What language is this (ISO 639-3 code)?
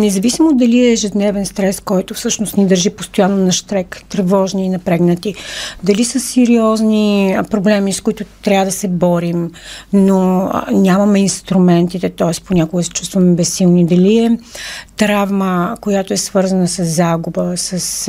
bul